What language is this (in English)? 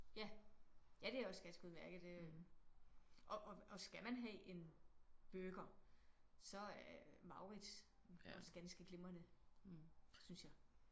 Danish